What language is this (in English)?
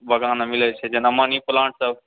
Maithili